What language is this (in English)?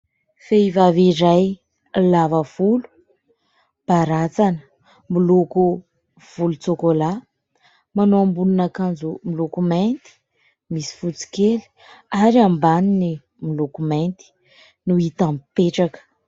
Malagasy